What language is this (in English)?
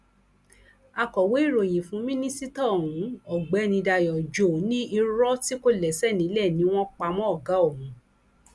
Yoruba